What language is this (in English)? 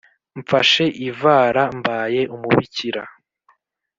Kinyarwanda